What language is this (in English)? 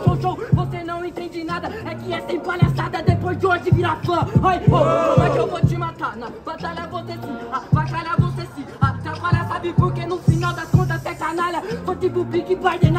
Portuguese